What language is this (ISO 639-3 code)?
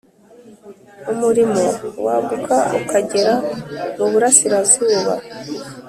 kin